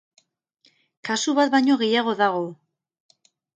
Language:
Basque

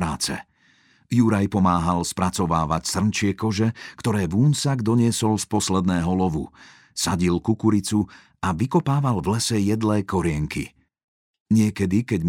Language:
Slovak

